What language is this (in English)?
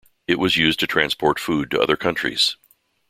English